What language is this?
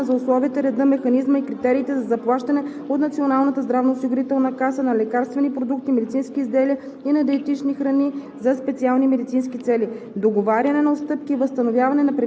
Bulgarian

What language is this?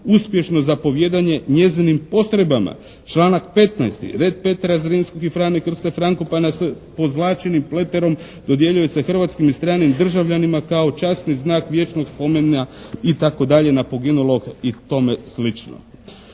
Croatian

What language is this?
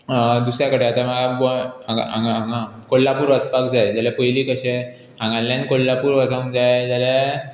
Konkani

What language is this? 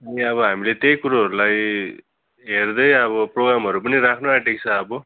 Nepali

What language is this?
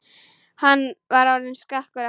Icelandic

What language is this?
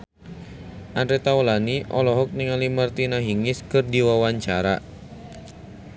Sundanese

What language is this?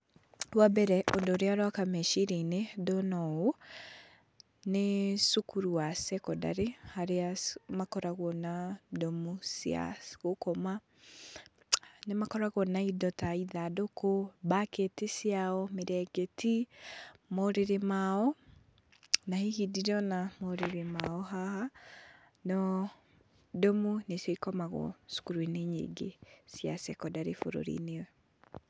Kikuyu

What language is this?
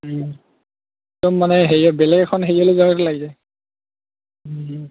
Assamese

